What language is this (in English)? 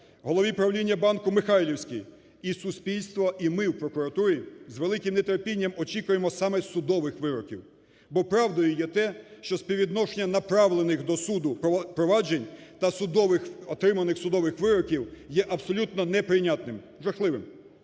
Ukrainian